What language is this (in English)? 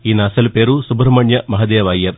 Telugu